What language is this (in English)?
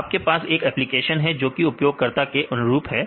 Hindi